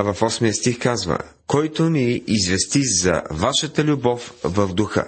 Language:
Bulgarian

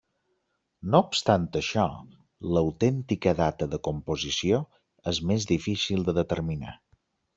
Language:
Catalan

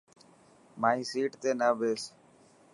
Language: Dhatki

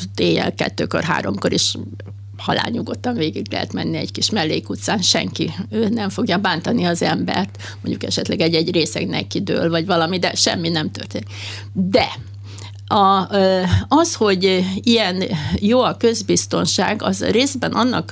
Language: Hungarian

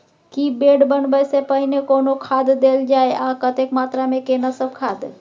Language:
Maithili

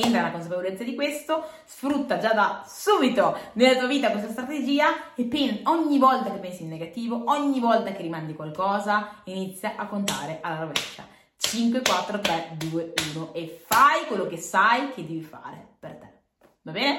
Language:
Italian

